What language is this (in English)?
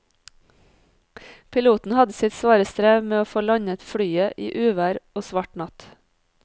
Norwegian